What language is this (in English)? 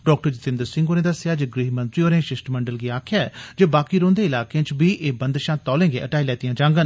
Dogri